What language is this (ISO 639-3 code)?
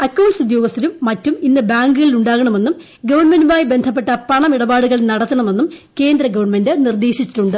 mal